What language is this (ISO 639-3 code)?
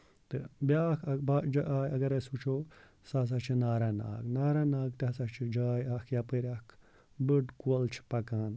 kas